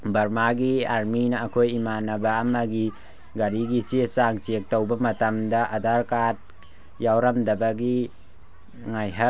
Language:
Manipuri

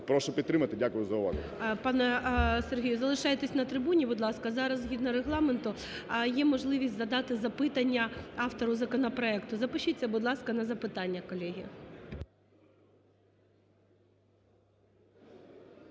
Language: Ukrainian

